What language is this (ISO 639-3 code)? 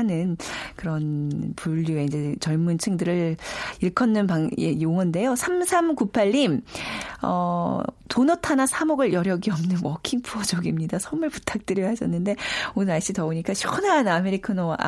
kor